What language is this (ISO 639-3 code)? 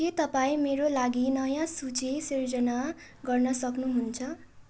nep